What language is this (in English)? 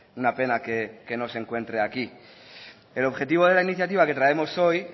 Spanish